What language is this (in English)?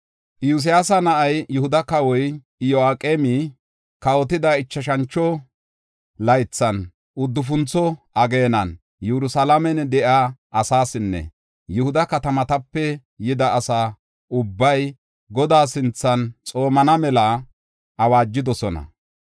Gofa